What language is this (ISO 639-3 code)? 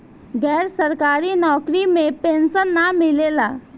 bho